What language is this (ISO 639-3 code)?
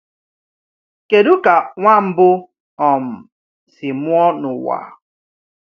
ibo